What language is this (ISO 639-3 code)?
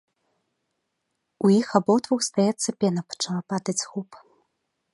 bel